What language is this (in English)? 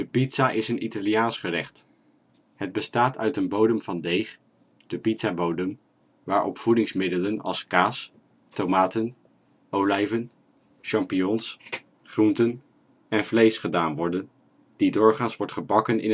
Dutch